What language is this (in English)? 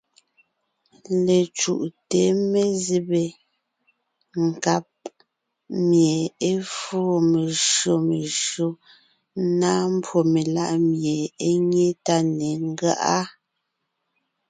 Ngiemboon